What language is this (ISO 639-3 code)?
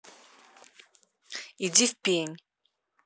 rus